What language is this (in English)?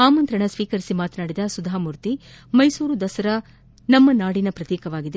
Kannada